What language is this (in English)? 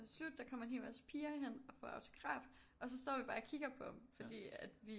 Danish